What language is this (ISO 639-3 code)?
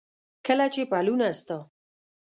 pus